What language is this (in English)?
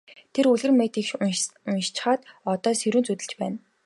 Mongolian